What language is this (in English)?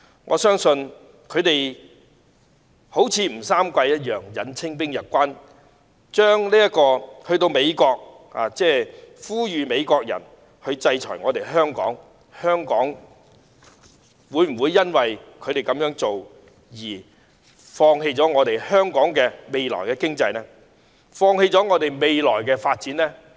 Cantonese